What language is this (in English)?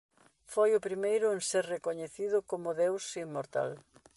Galician